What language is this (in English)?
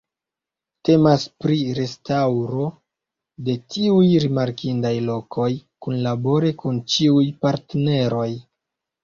Esperanto